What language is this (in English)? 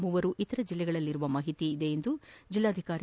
Kannada